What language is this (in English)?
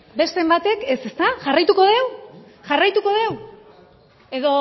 Basque